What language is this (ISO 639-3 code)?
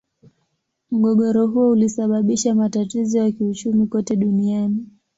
swa